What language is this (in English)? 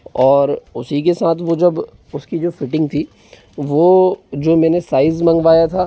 Hindi